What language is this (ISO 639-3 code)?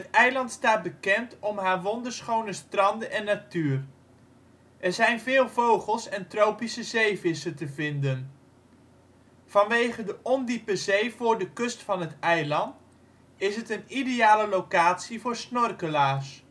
nld